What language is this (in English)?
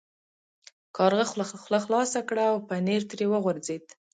Pashto